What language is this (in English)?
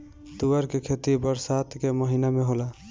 Bhojpuri